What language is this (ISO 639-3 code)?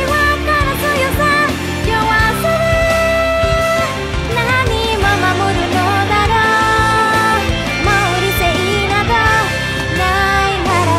ces